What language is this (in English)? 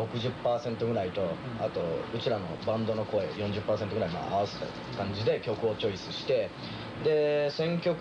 Japanese